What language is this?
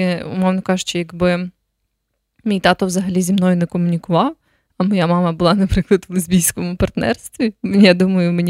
Ukrainian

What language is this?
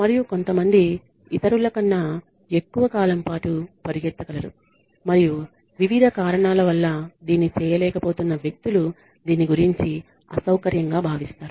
Telugu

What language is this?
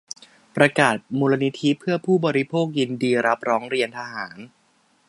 Thai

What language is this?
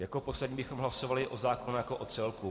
Czech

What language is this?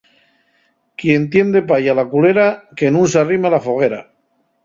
Asturian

